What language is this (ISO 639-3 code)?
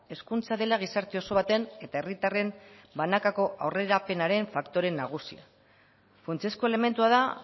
eus